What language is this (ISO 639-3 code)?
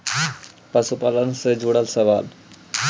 mag